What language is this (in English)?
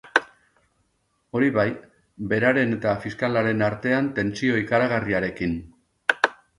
Basque